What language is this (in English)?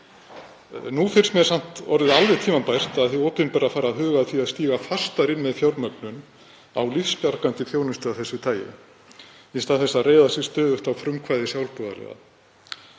Icelandic